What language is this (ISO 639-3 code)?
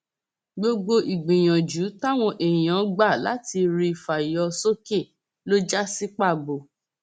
yor